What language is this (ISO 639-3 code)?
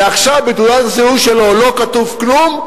heb